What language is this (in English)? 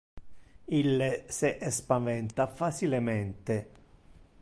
Interlingua